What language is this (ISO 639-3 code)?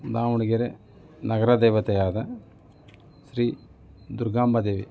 kan